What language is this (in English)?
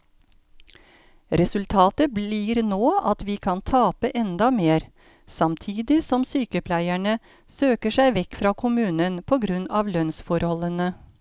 Norwegian